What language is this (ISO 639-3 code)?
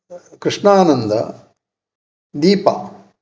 san